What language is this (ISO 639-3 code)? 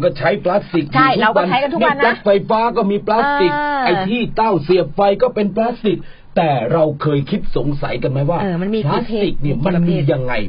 tha